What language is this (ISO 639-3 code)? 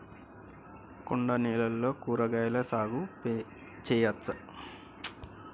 tel